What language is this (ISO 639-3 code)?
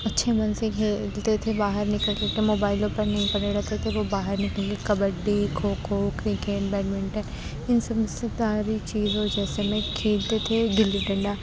urd